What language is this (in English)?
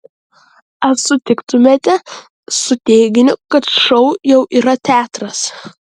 Lithuanian